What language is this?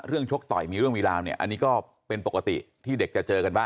Thai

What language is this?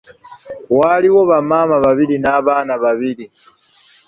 Ganda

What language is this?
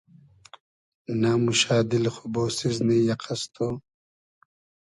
Hazaragi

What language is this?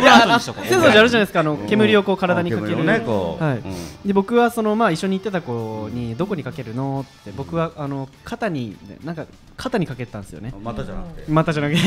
Japanese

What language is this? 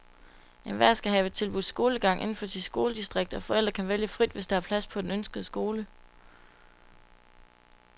Danish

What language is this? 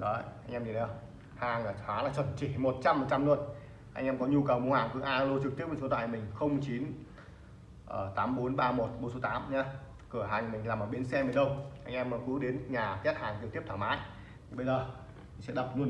Vietnamese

